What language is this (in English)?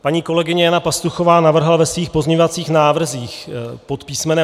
Czech